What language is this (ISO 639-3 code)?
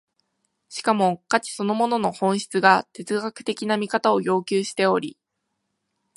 jpn